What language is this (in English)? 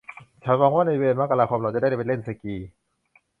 Thai